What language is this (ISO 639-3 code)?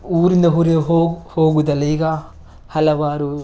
kan